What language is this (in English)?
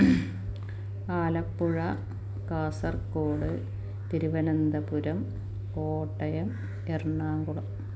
Malayalam